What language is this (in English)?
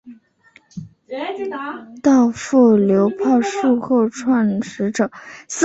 Chinese